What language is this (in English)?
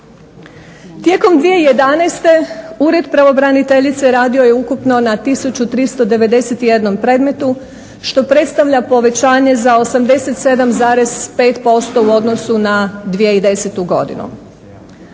Croatian